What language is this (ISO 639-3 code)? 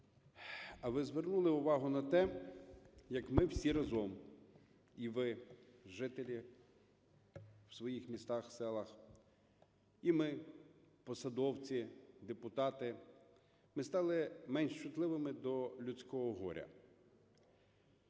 ukr